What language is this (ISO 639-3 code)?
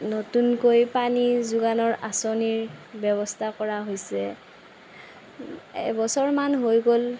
asm